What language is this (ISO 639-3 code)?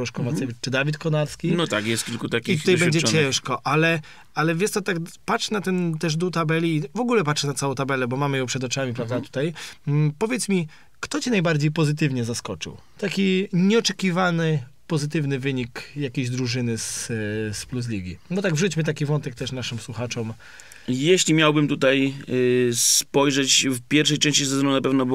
pol